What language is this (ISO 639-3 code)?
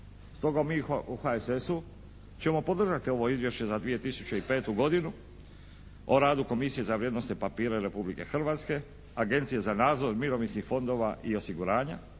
hrv